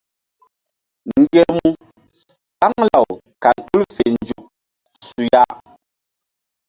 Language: Mbum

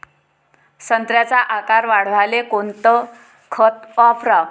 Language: Marathi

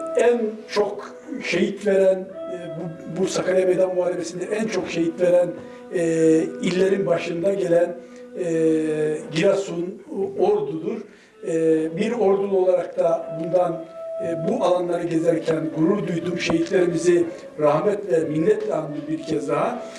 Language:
Turkish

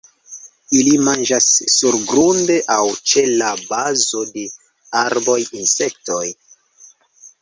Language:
Esperanto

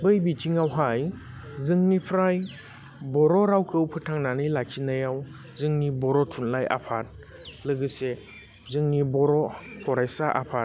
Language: Bodo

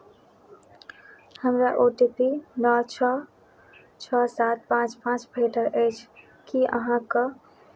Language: Maithili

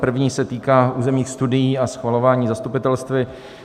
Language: Czech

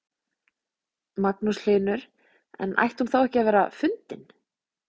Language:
Icelandic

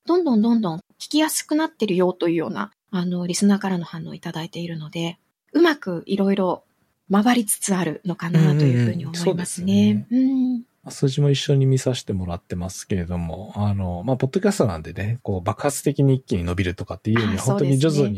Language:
Japanese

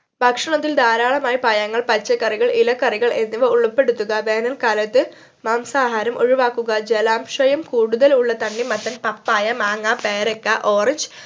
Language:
Malayalam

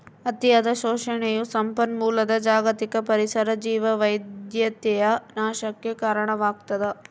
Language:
Kannada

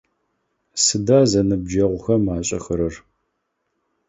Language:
Adyghe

